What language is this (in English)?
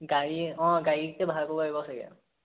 Assamese